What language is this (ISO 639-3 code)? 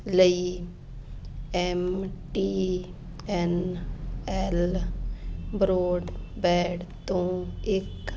pan